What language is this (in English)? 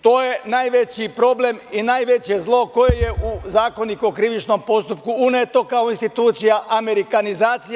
Serbian